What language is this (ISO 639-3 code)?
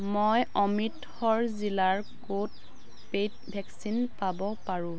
asm